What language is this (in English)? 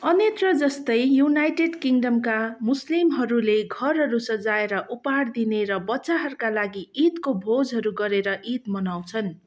Nepali